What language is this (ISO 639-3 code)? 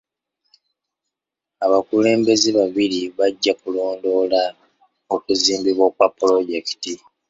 lug